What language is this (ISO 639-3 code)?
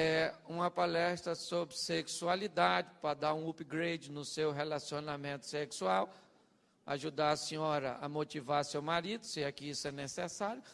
por